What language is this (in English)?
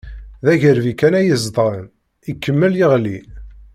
Kabyle